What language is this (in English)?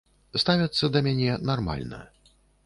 Belarusian